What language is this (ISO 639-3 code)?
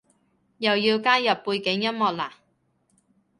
yue